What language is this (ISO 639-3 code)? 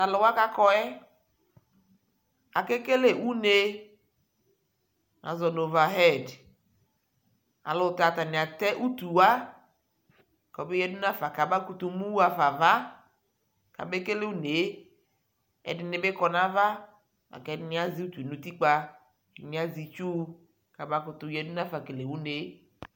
kpo